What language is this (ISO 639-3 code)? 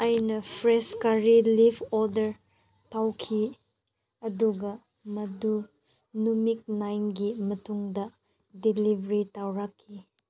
mni